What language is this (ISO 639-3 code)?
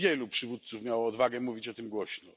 pol